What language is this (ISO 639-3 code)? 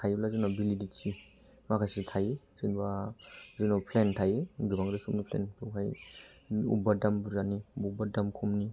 brx